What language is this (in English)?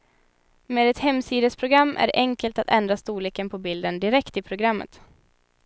Swedish